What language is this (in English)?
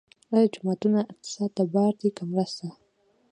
Pashto